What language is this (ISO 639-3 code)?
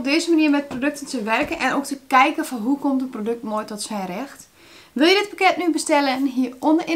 nld